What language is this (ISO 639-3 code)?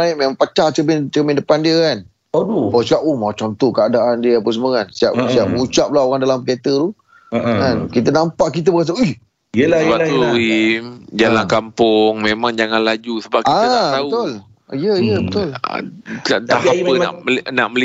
msa